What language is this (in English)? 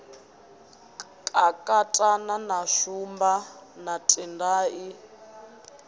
Venda